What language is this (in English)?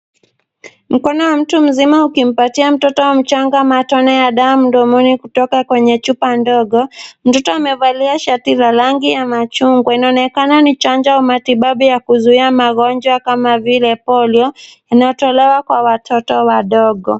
Swahili